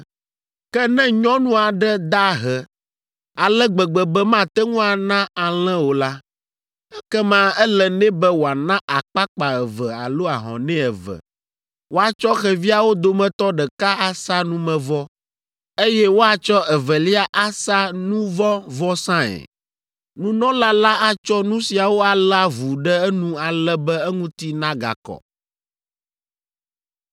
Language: Ewe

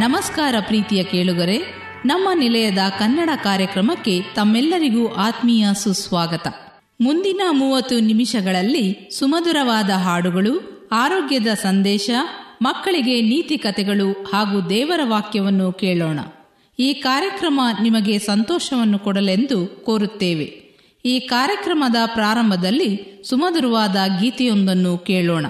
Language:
Kannada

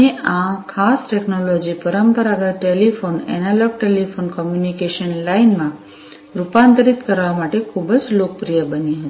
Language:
Gujarati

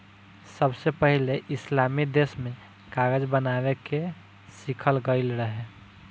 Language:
Bhojpuri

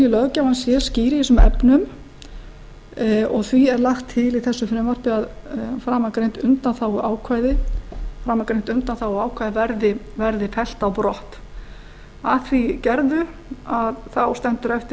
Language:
Icelandic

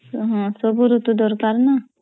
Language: Odia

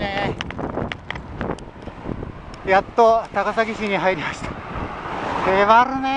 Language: Japanese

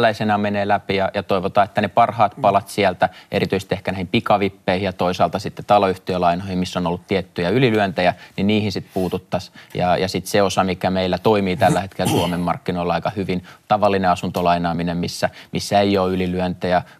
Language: Finnish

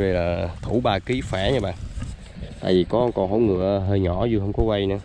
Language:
Vietnamese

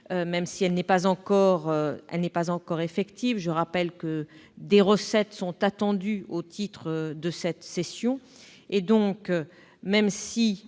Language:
French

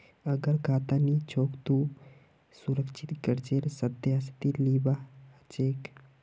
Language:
Magahi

